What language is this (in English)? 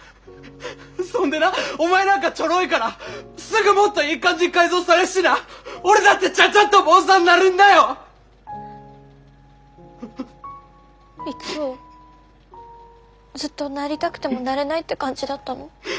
Japanese